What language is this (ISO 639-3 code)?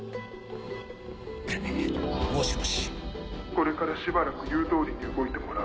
jpn